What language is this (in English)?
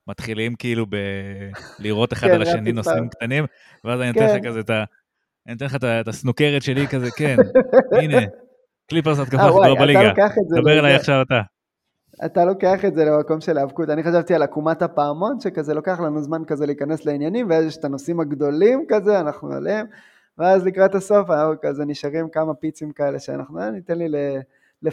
Hebrew